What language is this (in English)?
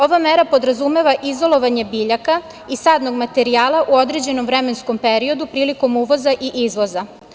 Serbian